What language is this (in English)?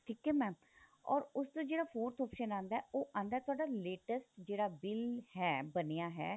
Punjabi